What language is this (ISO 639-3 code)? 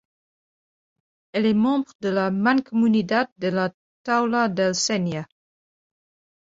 fra